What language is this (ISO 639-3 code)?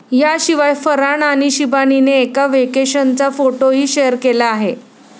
mar